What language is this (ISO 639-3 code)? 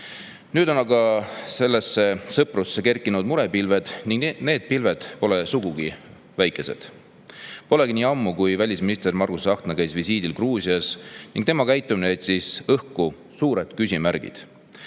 est